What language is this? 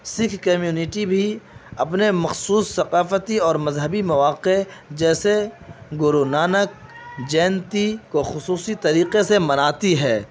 Urdu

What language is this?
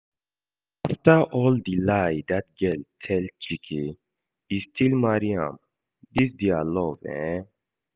Nigerian Pidgin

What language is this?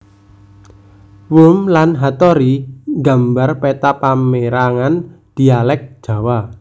Javanese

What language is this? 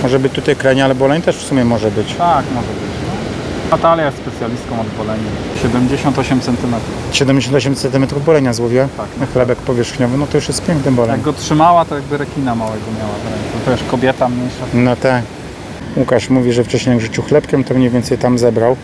Polish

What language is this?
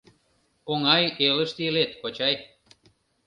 Mari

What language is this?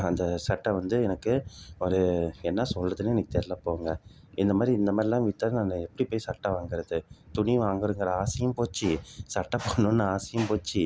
Tamil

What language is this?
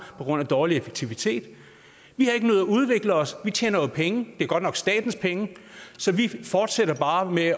Danish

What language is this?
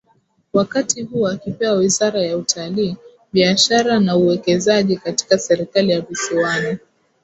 Swahili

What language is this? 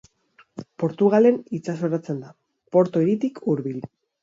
Basque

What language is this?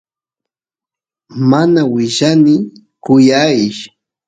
Santiago del Estero Quichua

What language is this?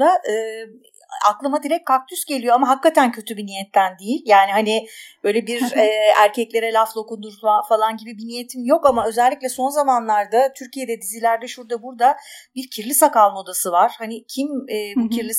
Turkish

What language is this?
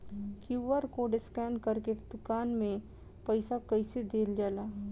Bhojpuri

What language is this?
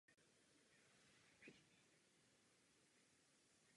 Czech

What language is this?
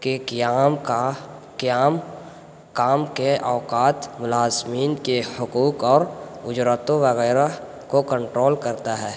Urdu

